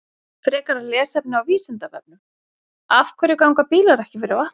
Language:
Icelandic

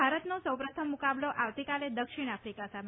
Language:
Gujarati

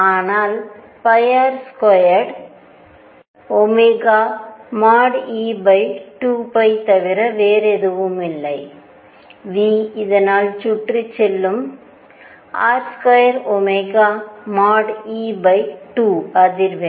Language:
Tamil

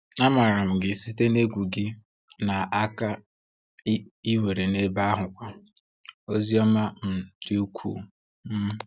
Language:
Igbo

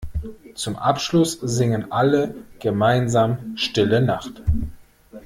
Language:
German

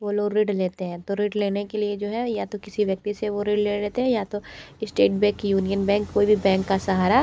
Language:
Hindi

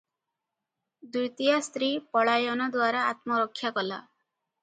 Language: Odia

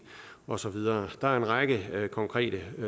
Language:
Danish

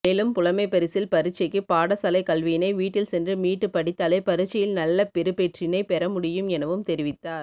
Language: Tamil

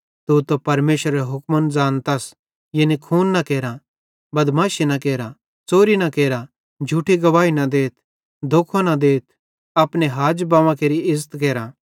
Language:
Bhadrawahi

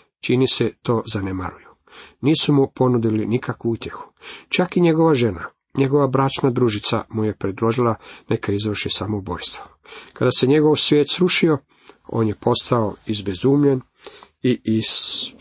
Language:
Croatian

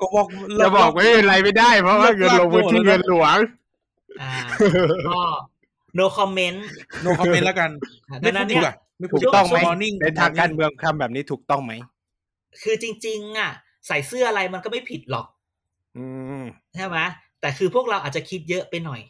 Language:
Thai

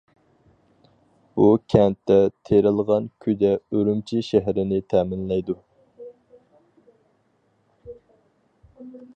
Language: Uyghur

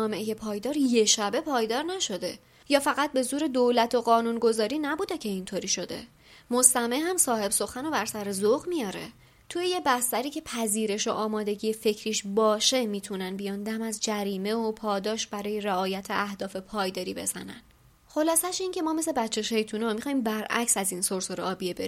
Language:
Persian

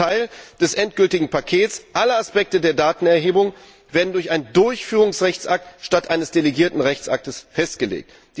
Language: German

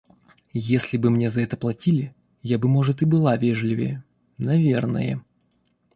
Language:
Russian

